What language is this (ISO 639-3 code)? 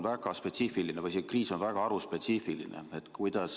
est